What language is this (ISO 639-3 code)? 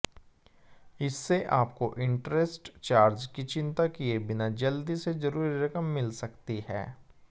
hin